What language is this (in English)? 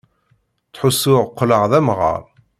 Kabyle